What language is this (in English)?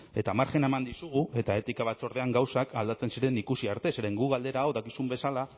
Basque